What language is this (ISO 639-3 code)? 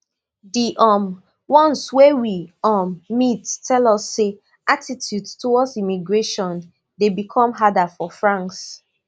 pcm